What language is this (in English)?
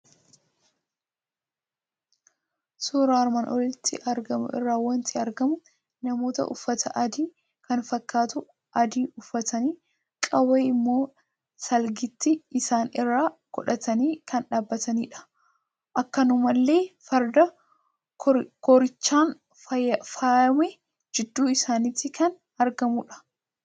Oromo